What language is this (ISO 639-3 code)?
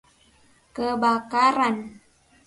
ind